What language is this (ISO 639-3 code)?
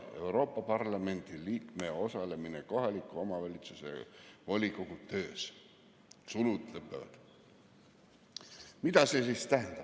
est